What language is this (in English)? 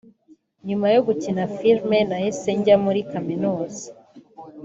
Kinyarwanda